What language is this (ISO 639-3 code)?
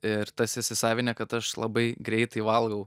lit